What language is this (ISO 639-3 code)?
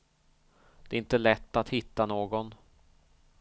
swe